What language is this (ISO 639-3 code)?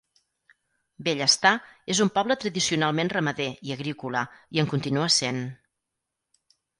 cat